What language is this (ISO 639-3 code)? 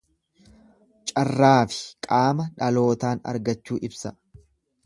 orm